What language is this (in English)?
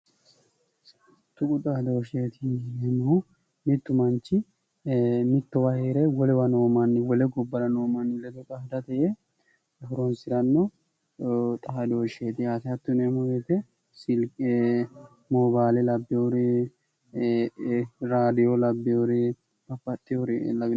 Sidamo